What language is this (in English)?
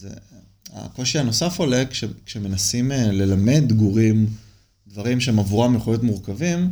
Hebrew